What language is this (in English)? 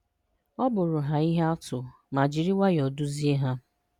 Igbo